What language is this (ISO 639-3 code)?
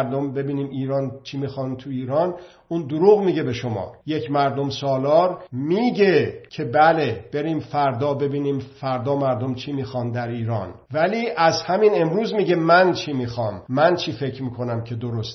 fas